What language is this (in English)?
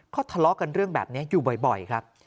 Thai